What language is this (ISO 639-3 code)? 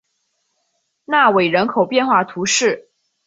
zho